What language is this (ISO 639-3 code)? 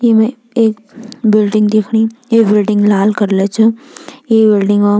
gbm